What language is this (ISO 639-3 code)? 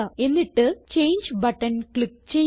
mal